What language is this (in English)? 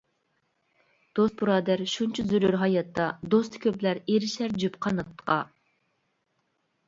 Uyghur